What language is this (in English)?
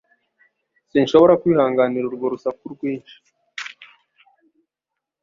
Kinyarwanda